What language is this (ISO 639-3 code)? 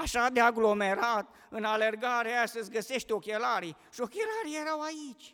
ron